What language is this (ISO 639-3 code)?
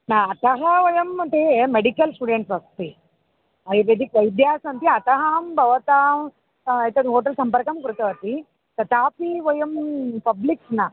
san